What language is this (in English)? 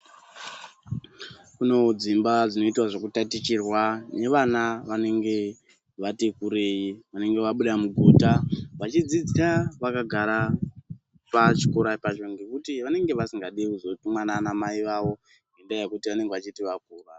Ndau